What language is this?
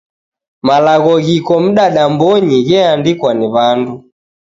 Taita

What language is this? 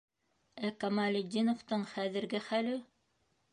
Bashkir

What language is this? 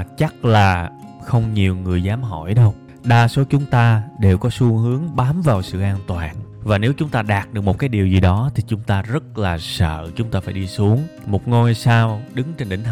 Vietnamese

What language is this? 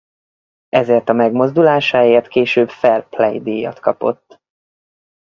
Hungarian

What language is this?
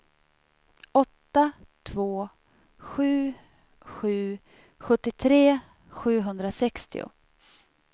Swedish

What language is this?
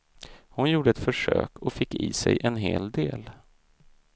Swedish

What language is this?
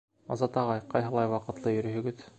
Bashkir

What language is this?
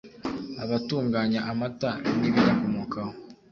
Kinyarwanda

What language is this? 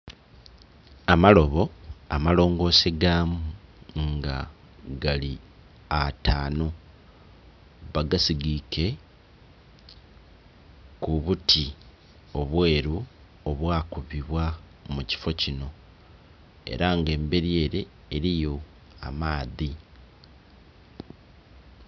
Soga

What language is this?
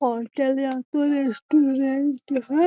Magahi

